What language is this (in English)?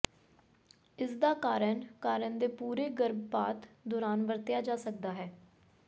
Punjabi